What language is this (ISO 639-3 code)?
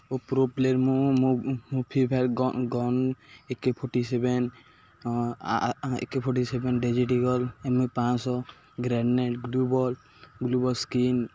ori